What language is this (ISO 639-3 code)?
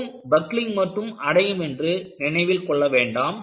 tam